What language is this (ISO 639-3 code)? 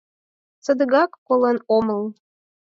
chm